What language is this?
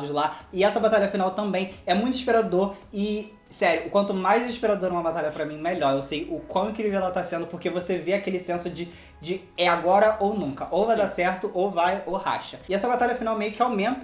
Portuguese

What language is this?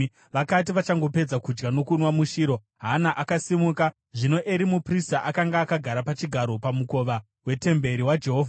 Shona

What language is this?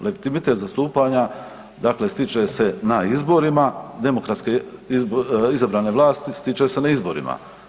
Croatian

